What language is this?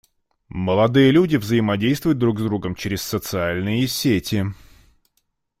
Russian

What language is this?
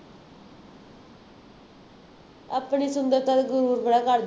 Punjabi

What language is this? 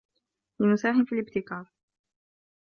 Arabic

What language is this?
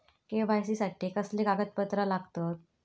Marathi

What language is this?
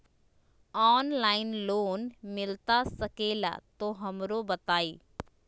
Magahi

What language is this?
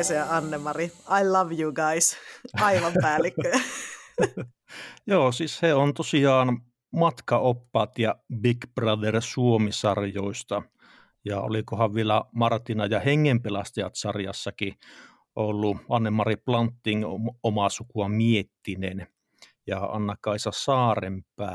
Finnish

